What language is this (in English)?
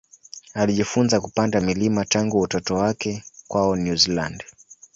Swahili